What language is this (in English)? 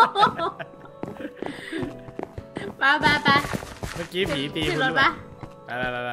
Thai